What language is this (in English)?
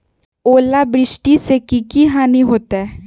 Magahi